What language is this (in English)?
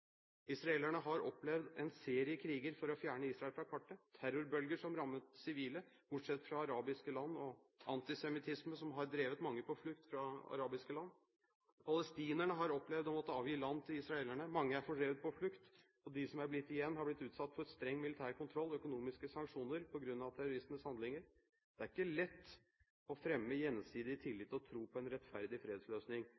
Norwegian Bokmål